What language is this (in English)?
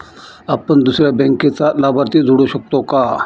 Marathi